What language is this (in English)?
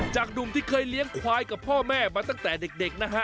Thai